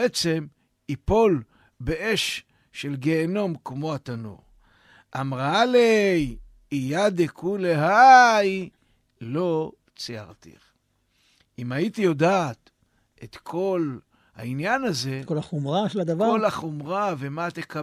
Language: Hebrew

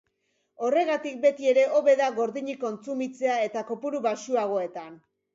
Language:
Basque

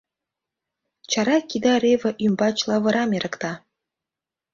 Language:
Mari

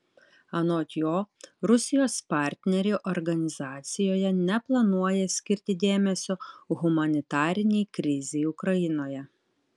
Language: Lithuanian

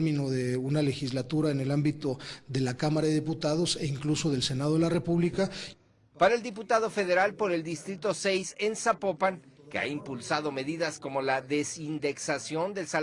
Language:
Spanish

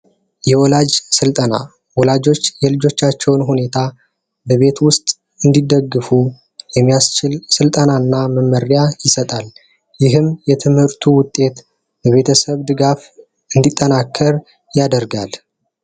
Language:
Amharic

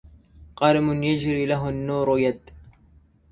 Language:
Arabic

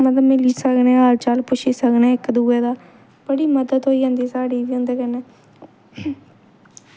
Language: Dogri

